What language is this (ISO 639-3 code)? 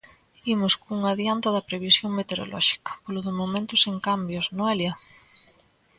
glg